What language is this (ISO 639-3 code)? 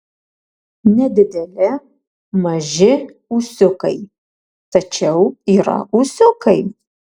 lit